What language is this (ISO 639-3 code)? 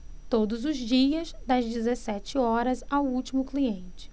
por